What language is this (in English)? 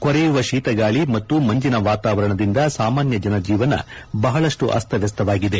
Kannada